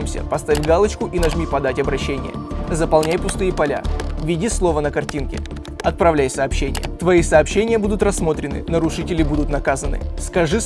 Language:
Russian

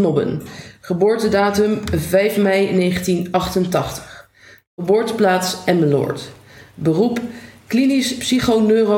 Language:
Dutch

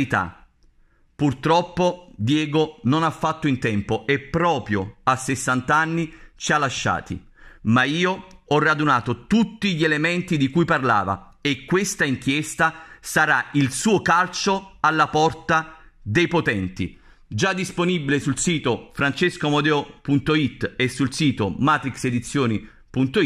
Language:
Italian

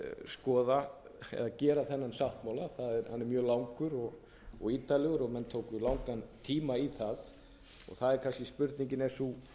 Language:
Icelandic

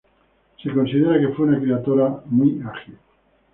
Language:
Spanish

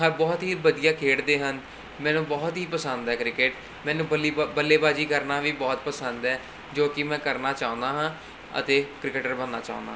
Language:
Punjabi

